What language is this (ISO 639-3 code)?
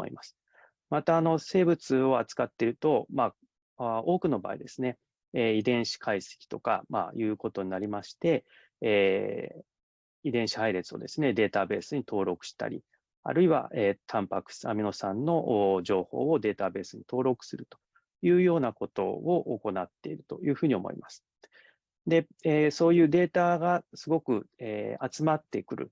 jpn